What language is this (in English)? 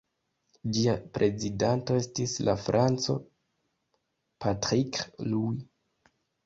Esperanto